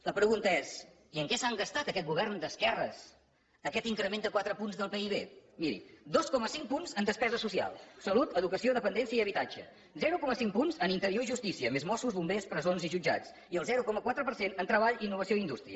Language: Catalan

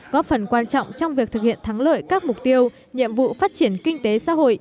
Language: Vietnamese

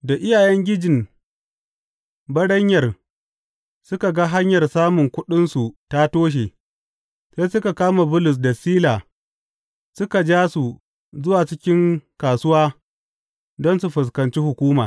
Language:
Hausa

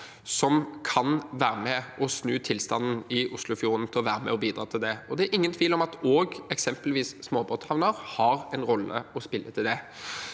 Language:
Norwegian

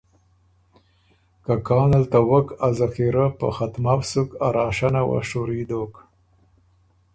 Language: Ormuri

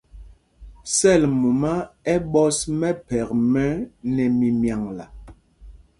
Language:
Mpumpong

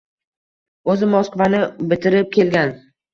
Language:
Uzbek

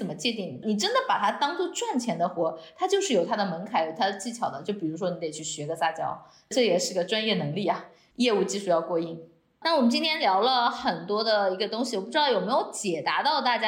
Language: Chinese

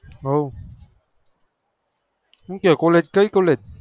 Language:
Gujarati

